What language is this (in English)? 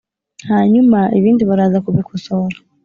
Kinyarwanda